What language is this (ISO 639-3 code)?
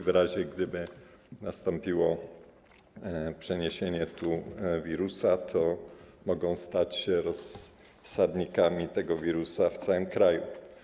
pol